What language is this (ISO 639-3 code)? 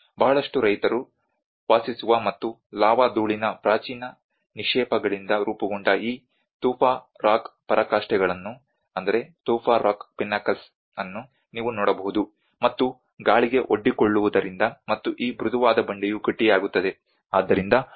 kan